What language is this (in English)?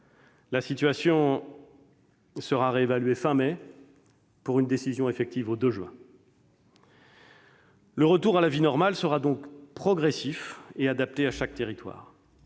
French